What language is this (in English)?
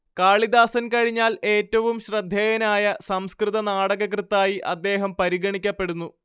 Malayalam